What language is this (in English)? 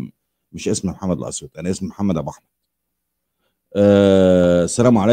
Arabic